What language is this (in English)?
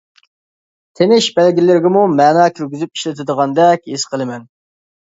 Uyghur